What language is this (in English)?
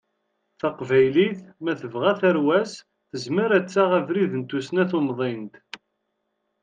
Kabyle